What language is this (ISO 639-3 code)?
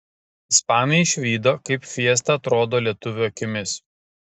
lit